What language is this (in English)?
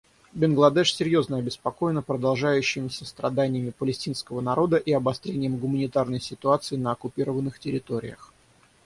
Russian